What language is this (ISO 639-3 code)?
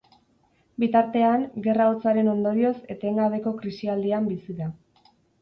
eus